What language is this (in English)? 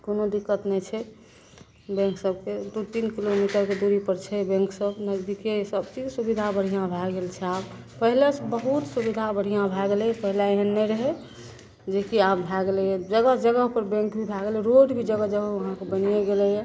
Maithili